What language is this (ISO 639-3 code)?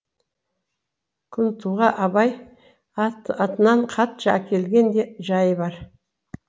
kaz